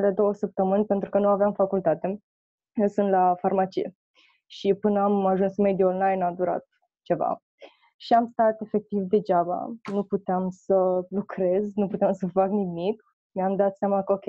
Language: Romanian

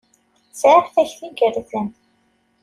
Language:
Kabyle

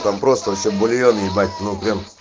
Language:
Russian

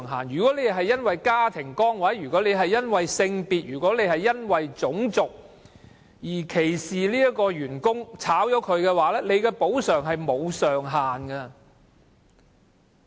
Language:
Cantonese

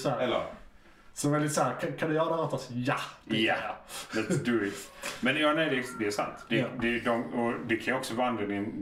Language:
Swedish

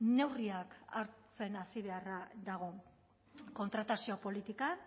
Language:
Basque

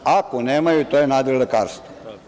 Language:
Serbian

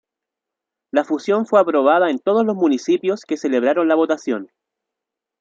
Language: Spanish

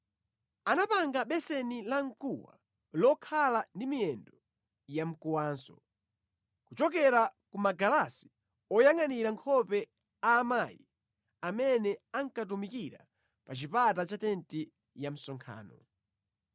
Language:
Nyanja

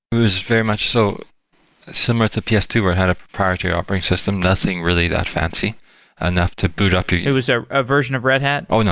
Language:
English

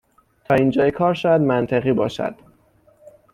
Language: Persian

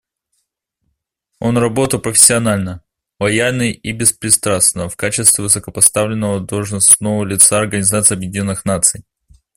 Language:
Russian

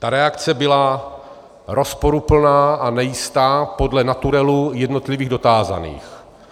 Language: Czech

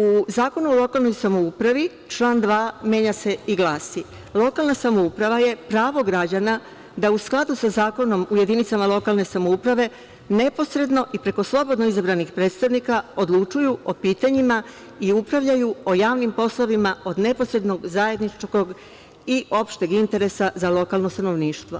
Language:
Serbian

